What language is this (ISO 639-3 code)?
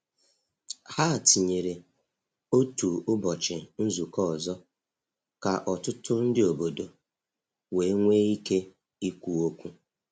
ibo